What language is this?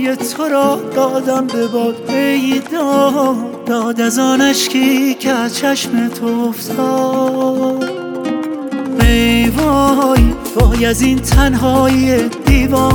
Persian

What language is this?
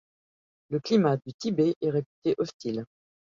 French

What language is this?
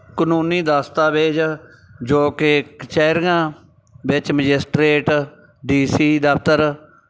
Punjabi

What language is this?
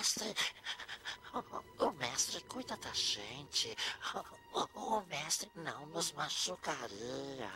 Portuguese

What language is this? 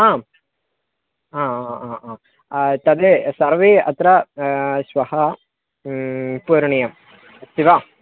Sanskrit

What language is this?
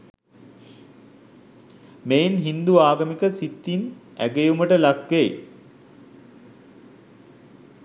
Sinhala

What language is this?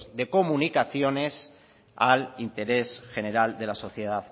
Spanish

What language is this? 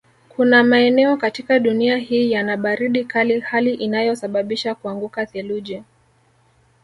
Swahili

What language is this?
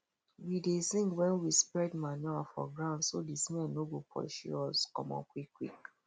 Nigerian Pidgin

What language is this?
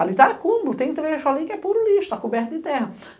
Portuguese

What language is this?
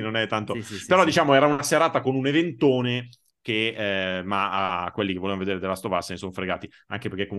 Italian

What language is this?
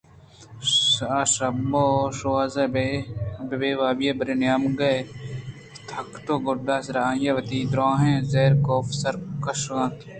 Eastern Balochi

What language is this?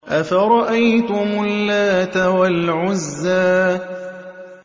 Arabic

